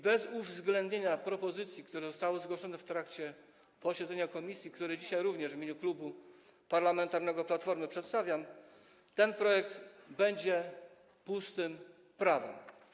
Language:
Polish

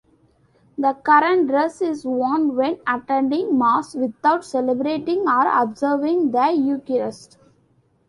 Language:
English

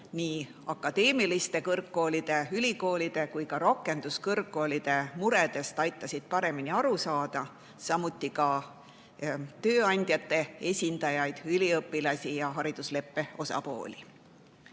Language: Estonian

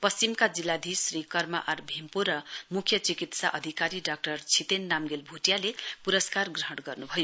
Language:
Nepali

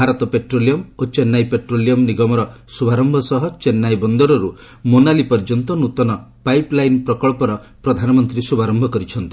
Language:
Odia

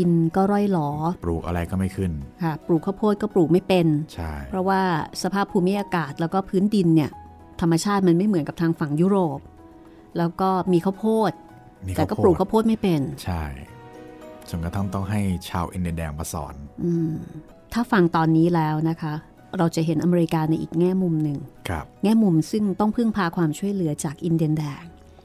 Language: Thai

